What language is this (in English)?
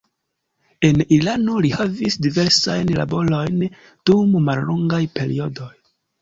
Esperanto